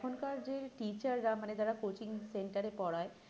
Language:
Bangla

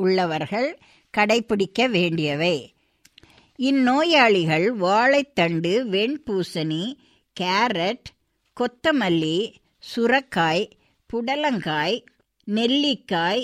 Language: Tamil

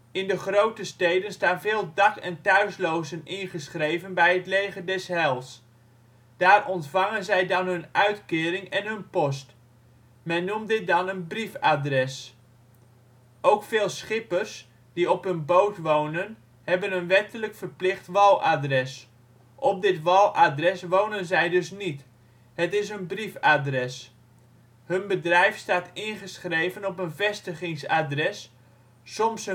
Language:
Dutch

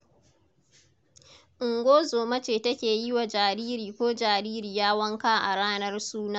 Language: Hausa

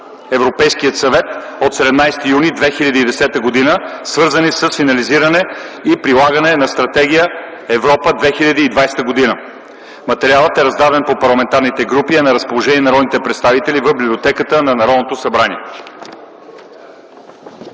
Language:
Bulgarian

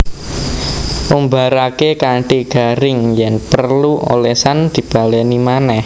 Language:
Javanese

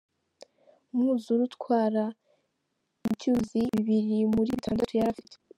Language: Kinyarwanda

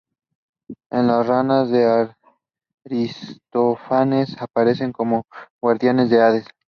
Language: Spanish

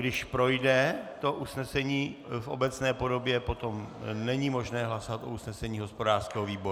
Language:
Czech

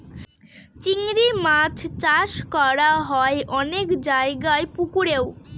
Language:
Bangla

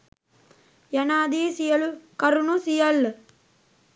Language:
Sinhala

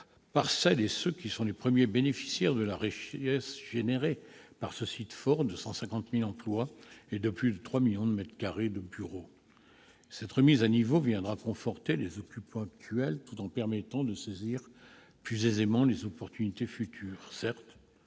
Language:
French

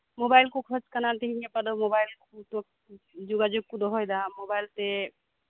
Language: Santali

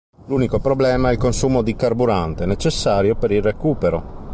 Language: Italian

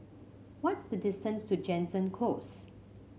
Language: English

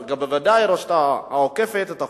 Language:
Hebrew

